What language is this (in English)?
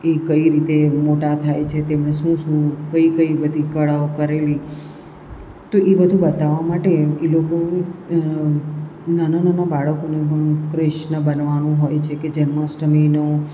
Gujarati